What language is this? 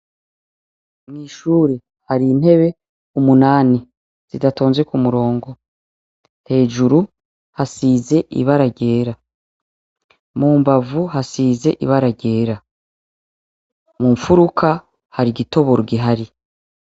Rundi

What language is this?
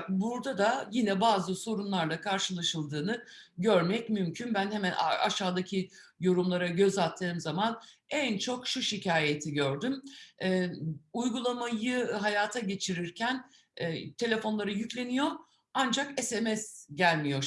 Turkish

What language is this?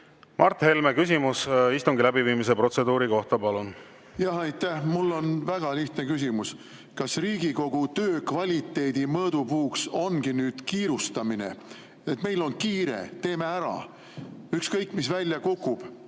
Estonian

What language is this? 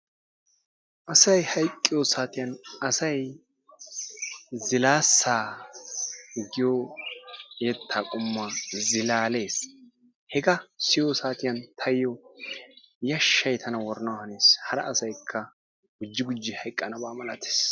Wolaytta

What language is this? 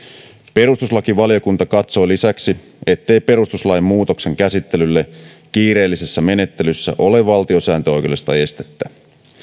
Finnish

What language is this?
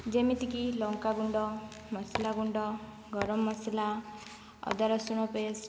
Odia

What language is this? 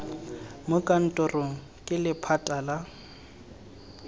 Tswana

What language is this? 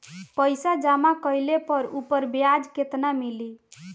Bhojpuri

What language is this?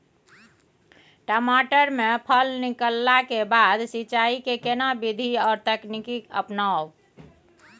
Maithili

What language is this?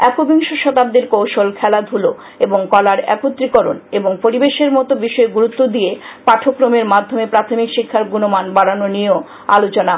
Bangla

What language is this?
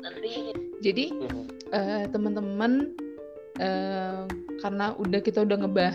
Indonesian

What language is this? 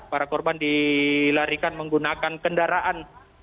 Indonesian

